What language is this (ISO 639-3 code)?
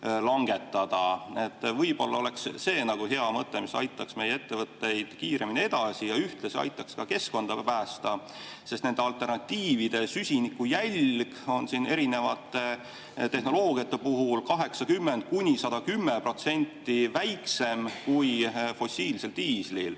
est